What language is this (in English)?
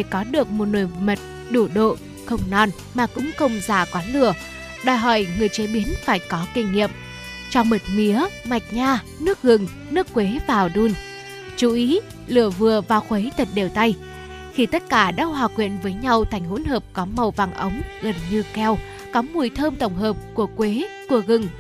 Vietnamese